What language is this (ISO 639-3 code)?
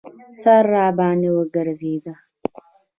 pus